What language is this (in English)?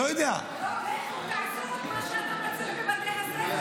Hebrew